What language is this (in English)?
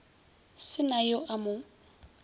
Northern Sotho